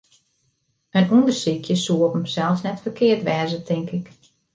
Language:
Western Frisian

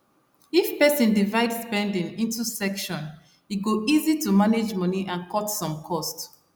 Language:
Nigerian Pidgin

